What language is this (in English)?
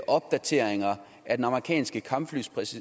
Danish